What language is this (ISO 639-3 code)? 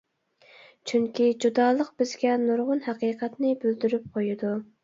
uig